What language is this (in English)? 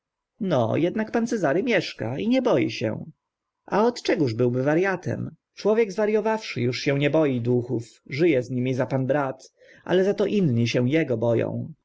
Polish